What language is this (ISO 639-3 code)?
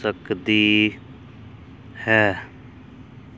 pan